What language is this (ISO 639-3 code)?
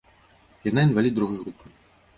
bel